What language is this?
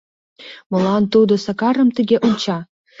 Mari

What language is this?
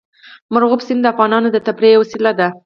Pashto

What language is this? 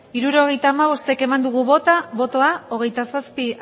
Basque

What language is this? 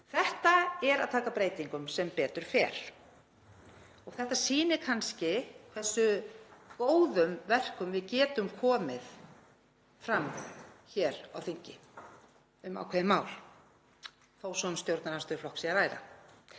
Icelandic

